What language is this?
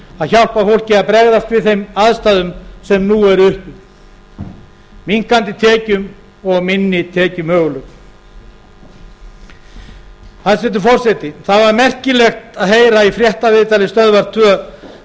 Icelandic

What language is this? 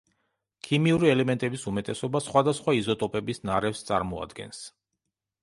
Georgian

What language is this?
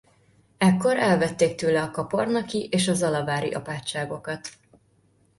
Hungarian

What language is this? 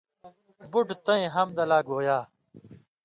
Indus Kohistani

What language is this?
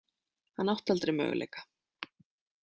Icelandic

